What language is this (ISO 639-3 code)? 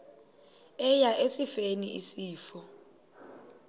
xho